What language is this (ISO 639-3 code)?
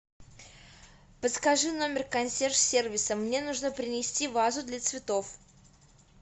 rus